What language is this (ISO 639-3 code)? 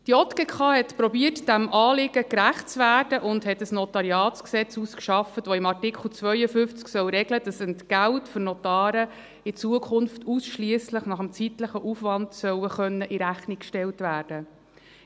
gsw